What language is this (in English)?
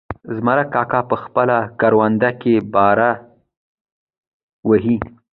Pashto